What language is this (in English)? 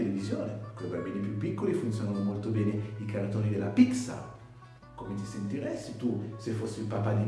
Italian